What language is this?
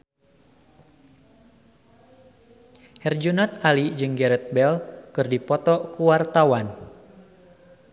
Sundanese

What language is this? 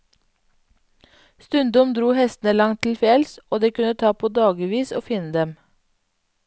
Norwegian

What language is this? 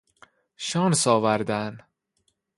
Persian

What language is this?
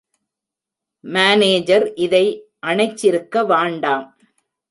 Tamil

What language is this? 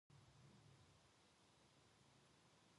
Korean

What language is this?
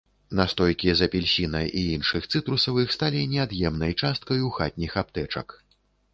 Belarusian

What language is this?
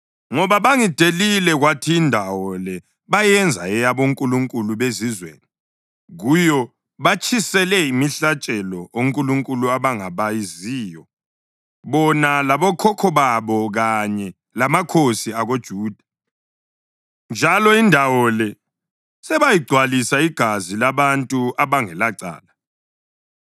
North Ndebele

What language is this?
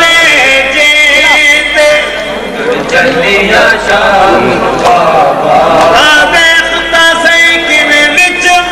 Arabic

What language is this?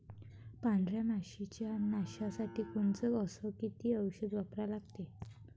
Marathi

